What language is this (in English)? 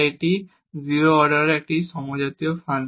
Bangla